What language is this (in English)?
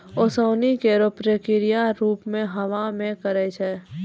Maithili